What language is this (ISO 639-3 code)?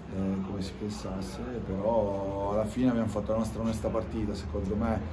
ita